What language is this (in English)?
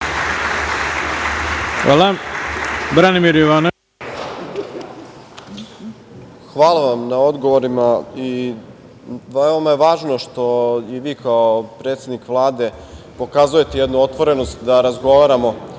Serbian